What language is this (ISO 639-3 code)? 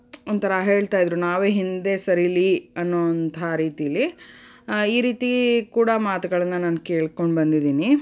kan